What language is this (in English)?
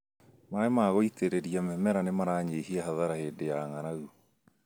Kikuyu